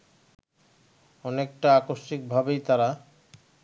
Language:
Bangla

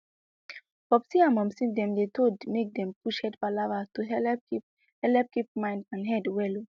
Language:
Nigerian Pidgin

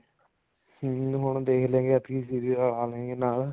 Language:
Punjabi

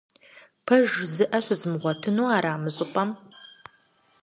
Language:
Kabardian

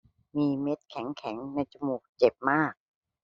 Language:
Thai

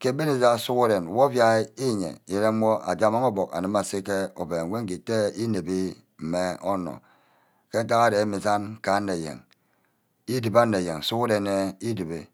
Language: Ubaghara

